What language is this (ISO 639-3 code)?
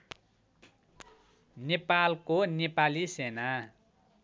nep